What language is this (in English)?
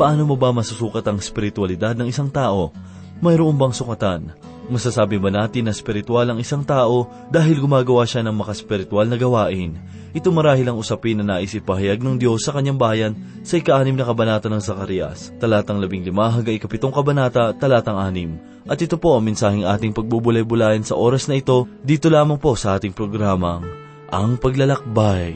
Filipino